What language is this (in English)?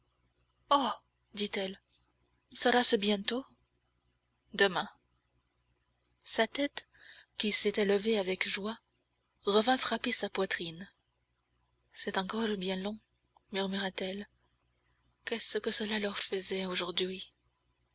French